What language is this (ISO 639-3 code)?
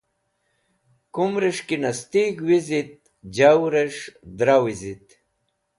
wbl